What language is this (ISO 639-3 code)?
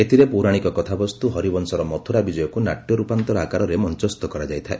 ori